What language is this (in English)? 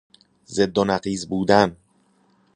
Persian